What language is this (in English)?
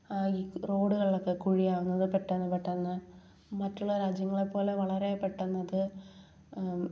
Malayalam